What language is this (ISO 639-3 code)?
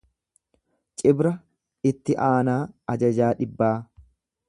orm